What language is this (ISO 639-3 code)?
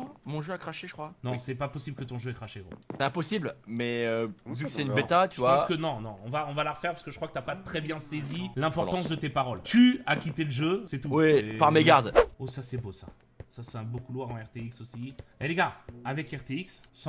fra